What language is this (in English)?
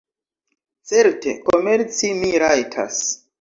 Esperanto